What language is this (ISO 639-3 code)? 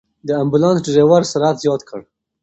pus